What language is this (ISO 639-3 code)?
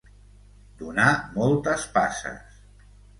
cat